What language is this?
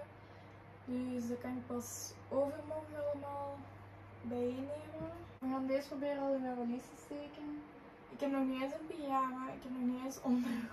Dutch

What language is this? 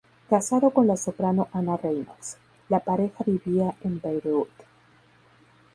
Spanish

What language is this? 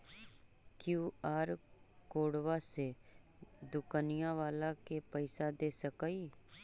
Magahi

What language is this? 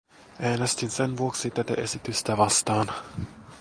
Finnish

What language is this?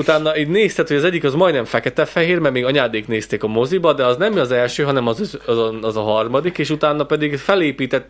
Hungarian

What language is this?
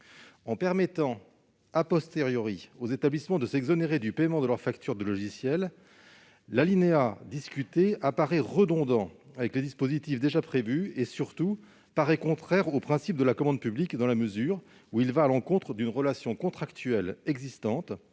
French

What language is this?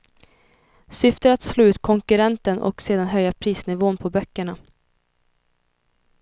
Swedish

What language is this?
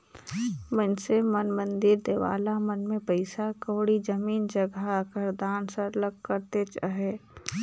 Chhattisgarhi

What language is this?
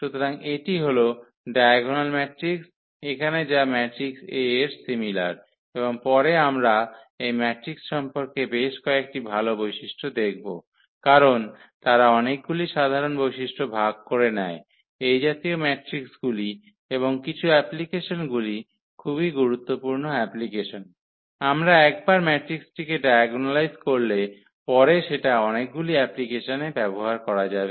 Bangla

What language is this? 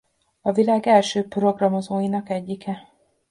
Hungarian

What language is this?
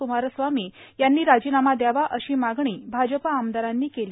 Marathi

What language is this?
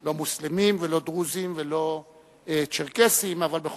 Hebrew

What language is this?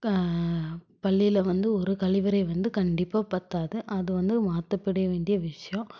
Tamil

